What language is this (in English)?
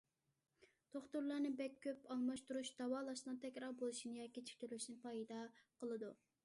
Uyghur